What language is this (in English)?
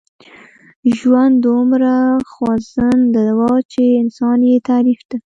Pashto